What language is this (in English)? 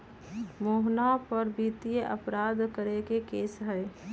Magahi